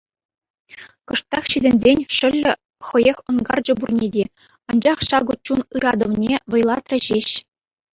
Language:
Chuvash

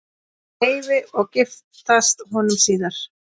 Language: Icelandic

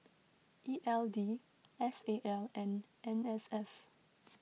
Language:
English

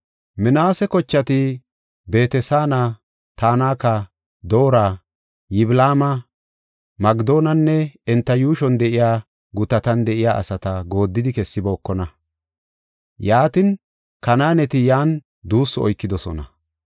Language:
Gofa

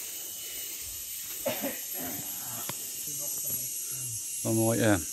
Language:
Thai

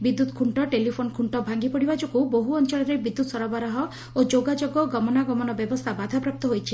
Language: Odia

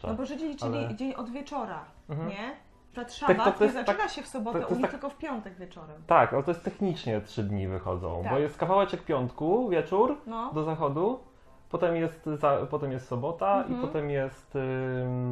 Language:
Polish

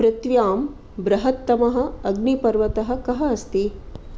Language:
Sanskrit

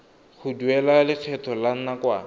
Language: Tswana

